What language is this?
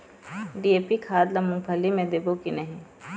Chhattisgarhi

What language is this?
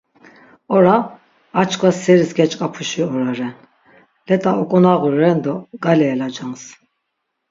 Laz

